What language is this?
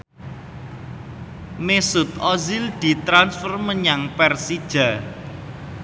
Javanese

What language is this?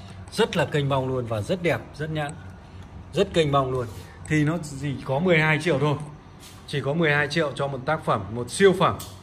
Vietnamese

